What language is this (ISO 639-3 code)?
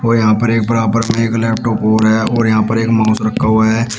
hin